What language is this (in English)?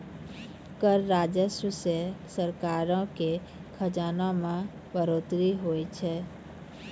Maithili